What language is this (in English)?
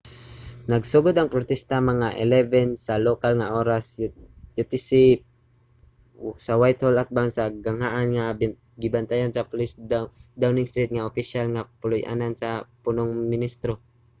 Cebuano